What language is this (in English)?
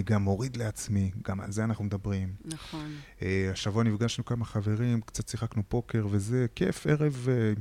Hebrew